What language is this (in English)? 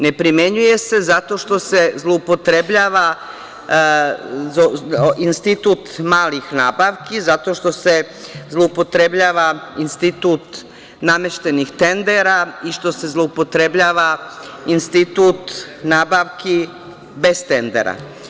Serbian